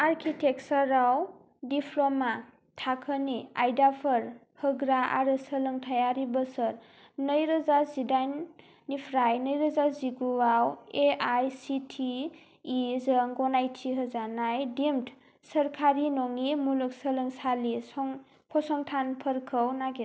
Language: Bodo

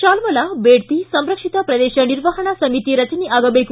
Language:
Kannada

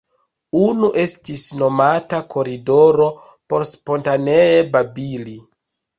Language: Esperanto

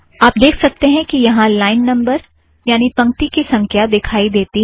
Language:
Hindi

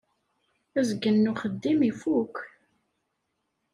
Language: Kabyle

